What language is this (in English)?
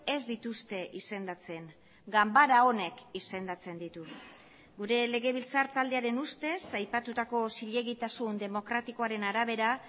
Basque